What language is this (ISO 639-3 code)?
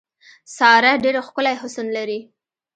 pus